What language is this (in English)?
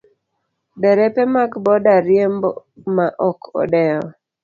Luo (Kenya and Tanzania)